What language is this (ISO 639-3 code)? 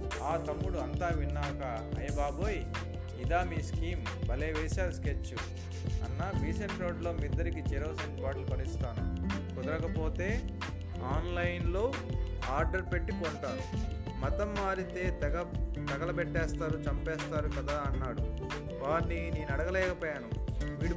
tel